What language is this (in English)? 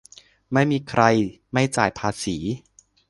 Thai